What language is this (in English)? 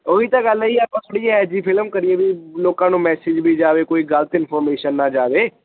Punjabi